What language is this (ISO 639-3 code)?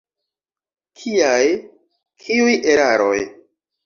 epo